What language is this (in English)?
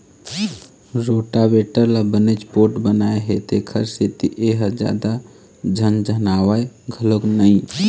Chhattisgarhi